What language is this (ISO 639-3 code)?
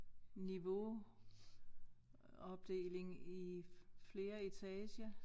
dan